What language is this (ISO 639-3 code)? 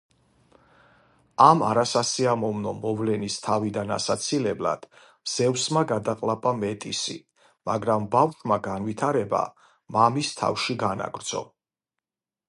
kat